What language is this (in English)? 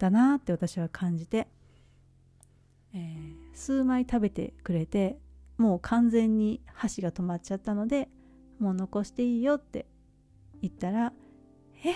Japanese